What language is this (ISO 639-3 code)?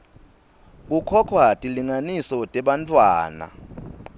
ssw